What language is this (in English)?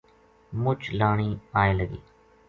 Gujari